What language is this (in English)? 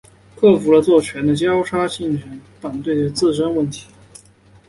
Chinese